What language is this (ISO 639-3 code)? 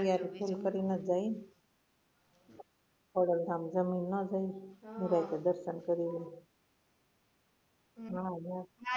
guj